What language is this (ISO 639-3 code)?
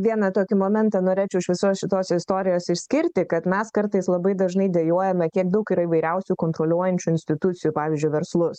lit